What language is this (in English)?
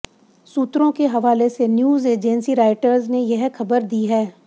Hindi